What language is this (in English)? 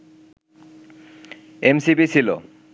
Bangla